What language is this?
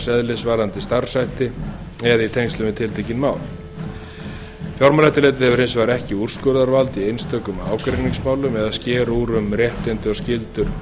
Icelandic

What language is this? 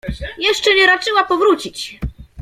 Polish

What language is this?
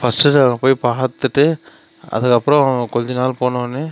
Tamil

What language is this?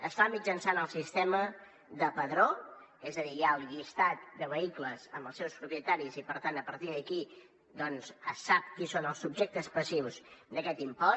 Catalan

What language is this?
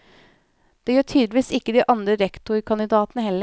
Norwegian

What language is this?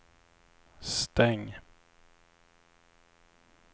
Swedish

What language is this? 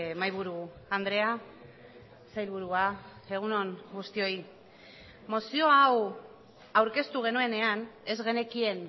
Basque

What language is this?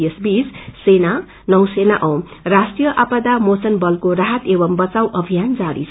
Nepali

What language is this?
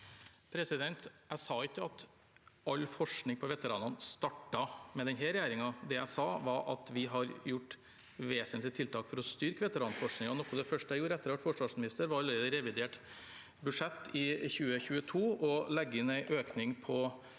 Norwegian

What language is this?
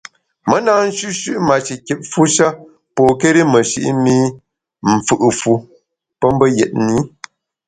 Bamun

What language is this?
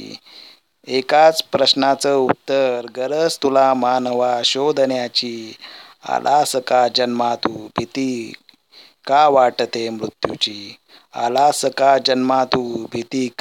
Marathi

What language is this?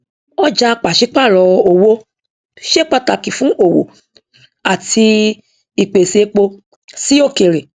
Yoruba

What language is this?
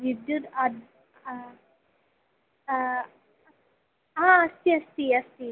Sanskrit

